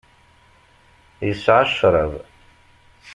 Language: Kabyle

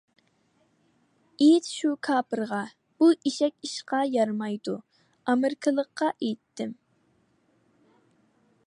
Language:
Uyghur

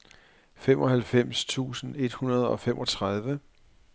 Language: Danish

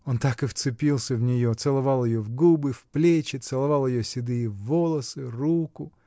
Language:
Russian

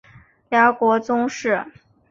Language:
Chinese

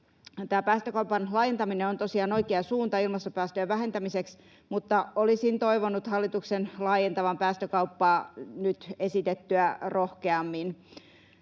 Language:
Finnish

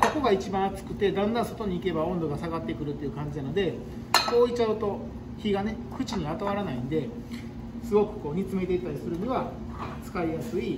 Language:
Japanese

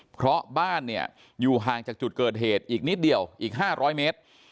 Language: Thai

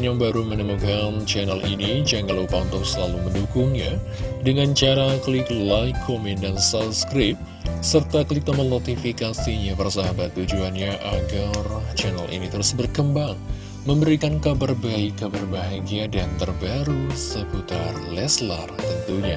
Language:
Indonesian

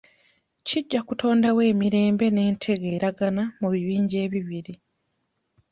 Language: Ganda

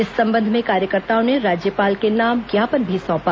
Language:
Hindi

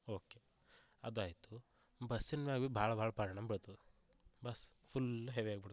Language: Kannada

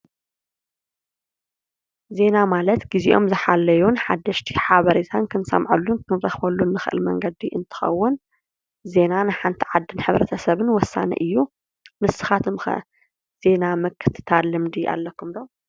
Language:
Tigrinya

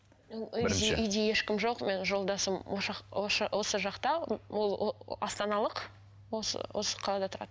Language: Kazakh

